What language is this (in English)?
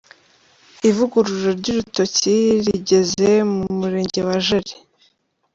Kinyarwanda